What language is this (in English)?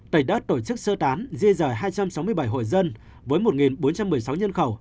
Vietnamese